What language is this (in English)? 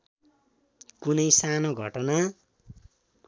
Nepali